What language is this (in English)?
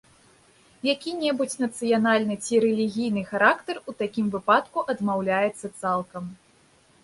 Belarusian